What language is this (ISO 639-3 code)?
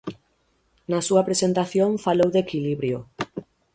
glg